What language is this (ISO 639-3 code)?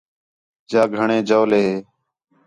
xhe